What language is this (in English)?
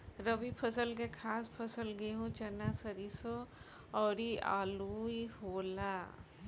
Bhojpuri